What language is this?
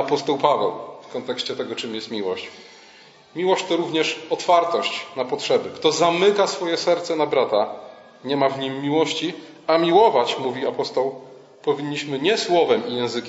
Polish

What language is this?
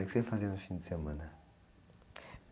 Portuguese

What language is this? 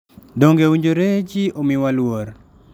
Luo (Kenya and Tanzania)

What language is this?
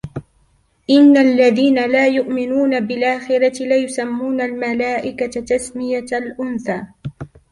Arabic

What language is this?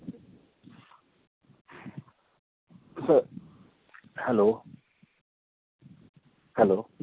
Marathi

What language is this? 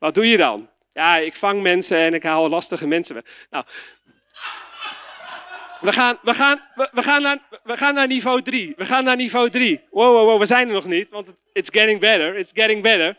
Dutch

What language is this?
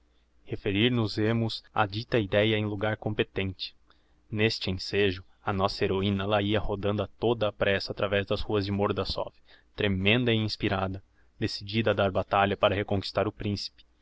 Portuguese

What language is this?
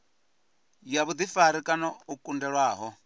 Venda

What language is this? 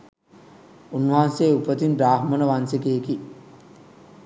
Sinhala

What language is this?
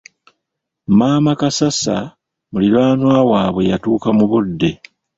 Ganda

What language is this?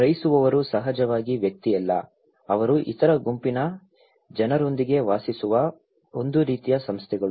Kannada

